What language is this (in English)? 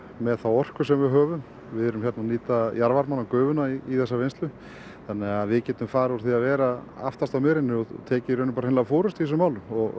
Icelandic